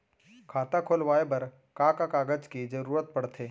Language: Chhattisgarhi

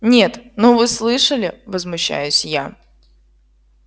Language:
Russian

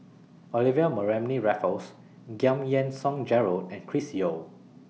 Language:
English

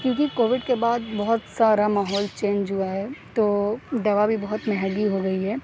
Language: Urdu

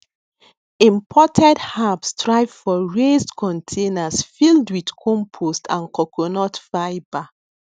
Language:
Nigerian Pidgin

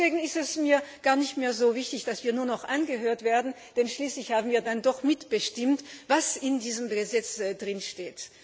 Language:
German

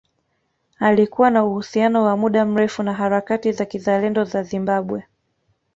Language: Swahili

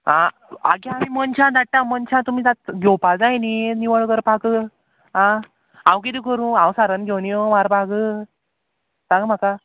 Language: Konkani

